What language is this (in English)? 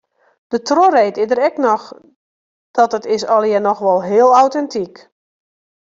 Western Frisian